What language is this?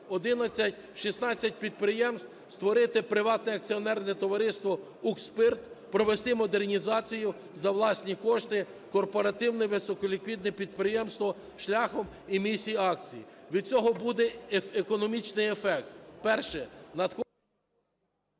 Ukrainian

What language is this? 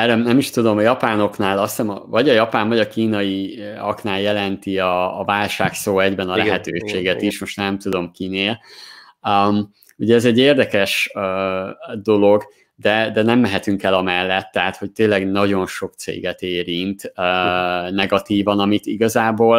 Hungarian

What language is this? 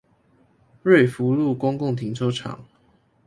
Chinese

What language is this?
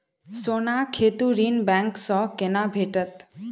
Maithili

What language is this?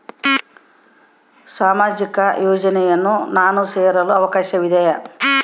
Kannada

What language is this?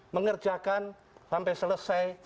Indonesian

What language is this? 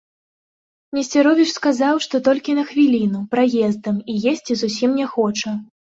Belarusian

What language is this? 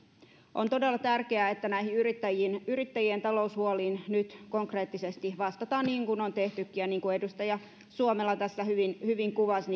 Finnish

